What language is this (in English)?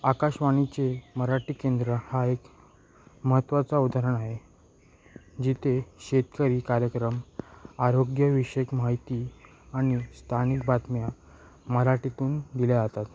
Marathi